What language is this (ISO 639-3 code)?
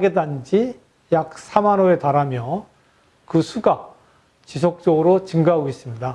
kor